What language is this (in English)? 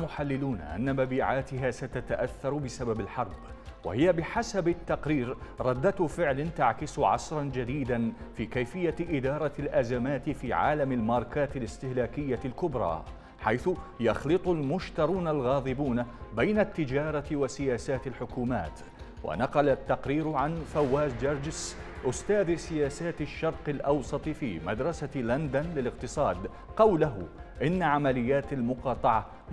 Arabic